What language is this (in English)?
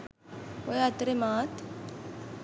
Sinhala